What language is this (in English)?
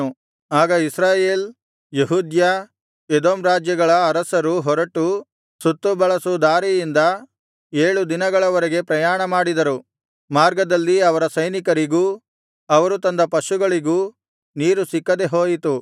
Kannada